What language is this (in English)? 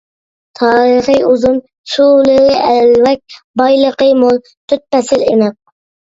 Uyghur